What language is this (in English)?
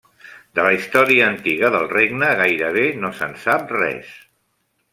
Catalan